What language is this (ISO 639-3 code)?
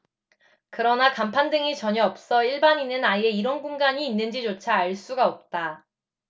kor